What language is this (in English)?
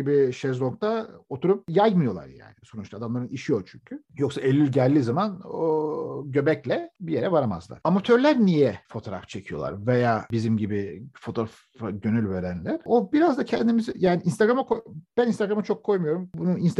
Turkish